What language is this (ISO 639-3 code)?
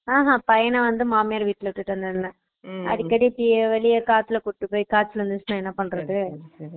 tam